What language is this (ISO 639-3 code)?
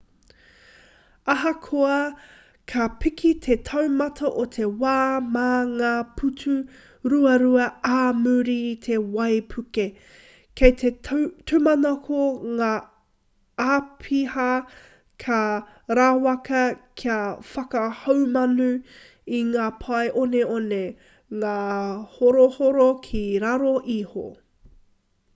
mri